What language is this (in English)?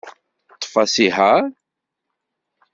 Kabyle